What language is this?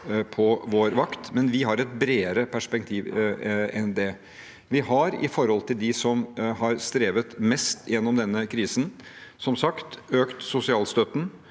Norwegian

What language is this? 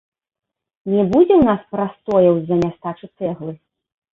Belarusian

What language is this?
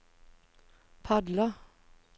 Norwegian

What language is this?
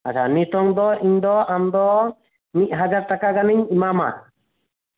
Santali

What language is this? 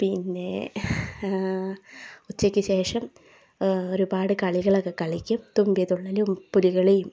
Malayalam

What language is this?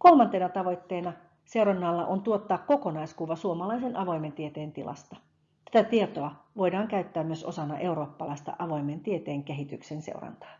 Finnish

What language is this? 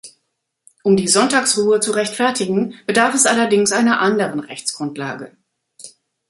German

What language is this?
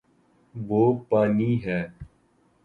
Urdu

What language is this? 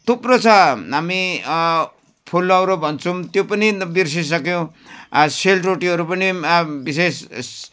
Nepali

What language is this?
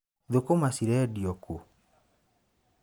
Kikuyu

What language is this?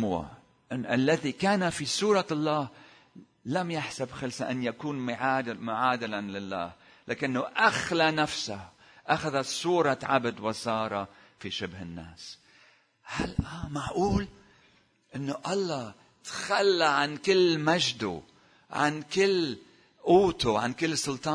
Arabic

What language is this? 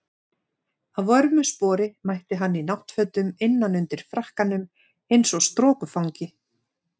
Icelandic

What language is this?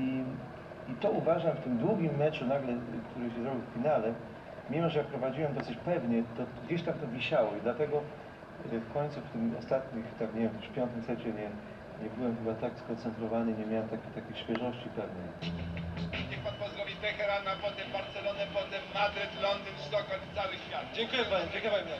Polish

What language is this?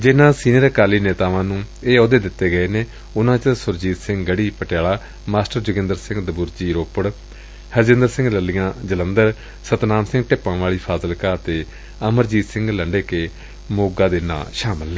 Punjabi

